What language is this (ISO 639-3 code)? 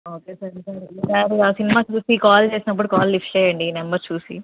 tel